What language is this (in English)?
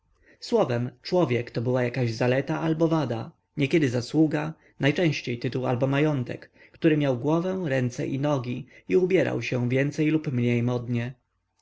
Polish